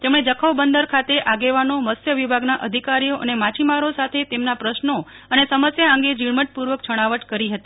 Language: Gujarati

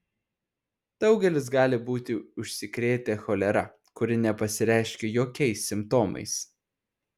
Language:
Lithuanian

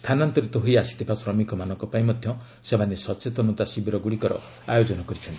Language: Odia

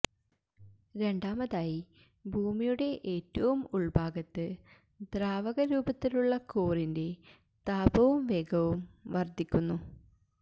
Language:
Malayalam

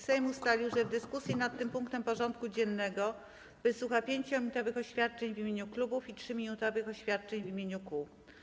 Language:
Polish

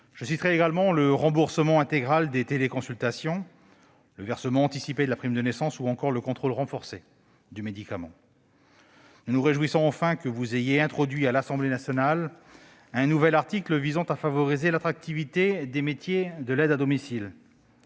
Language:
French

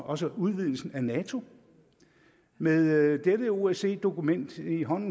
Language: Danish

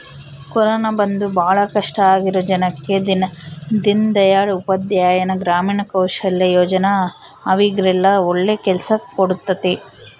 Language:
Kannada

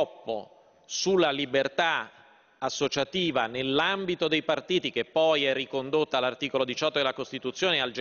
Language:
Italian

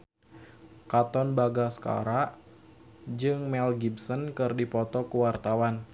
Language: Sundanese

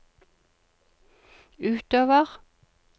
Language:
Norwegian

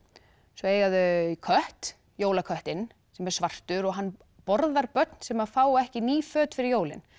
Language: Icelandic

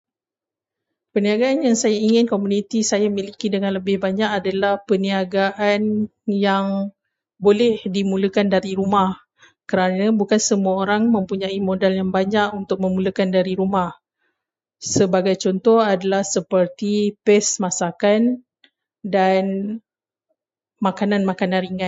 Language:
Malay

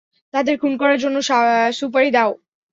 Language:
Bangla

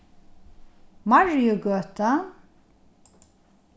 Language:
Faroese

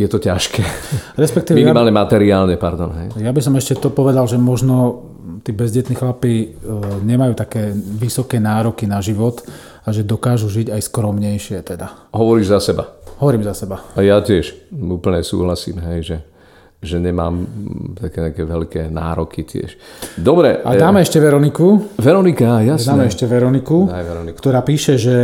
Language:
Slovak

